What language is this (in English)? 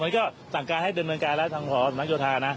Thai